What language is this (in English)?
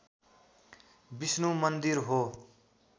Nepali